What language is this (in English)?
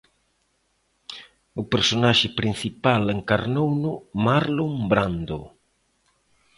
Galician